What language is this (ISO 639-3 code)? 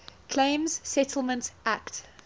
eng